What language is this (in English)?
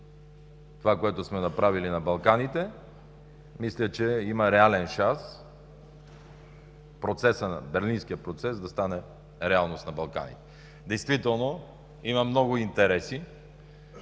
Bulgarian